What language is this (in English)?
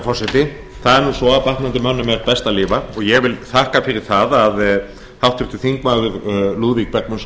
Icelandic